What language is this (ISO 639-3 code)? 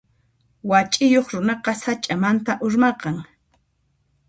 qxp